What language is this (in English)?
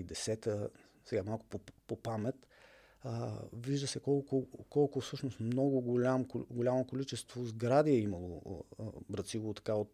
Bulgarian